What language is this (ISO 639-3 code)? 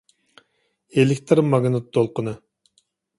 uig